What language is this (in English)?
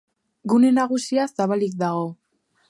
Basque